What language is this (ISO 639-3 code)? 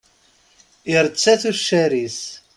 kab